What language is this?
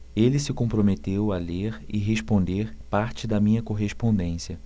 Portuguese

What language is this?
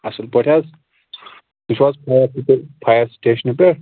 Kashmiri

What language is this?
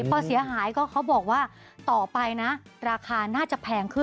Thai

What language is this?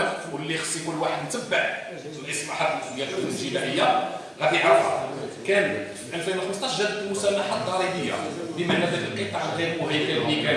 Arabic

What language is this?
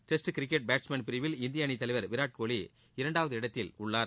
Tamil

